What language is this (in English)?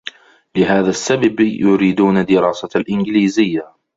Arabic